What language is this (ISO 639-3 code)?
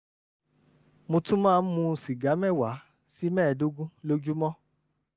yor